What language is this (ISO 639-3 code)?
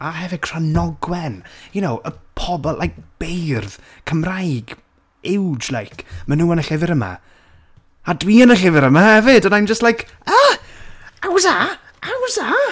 cym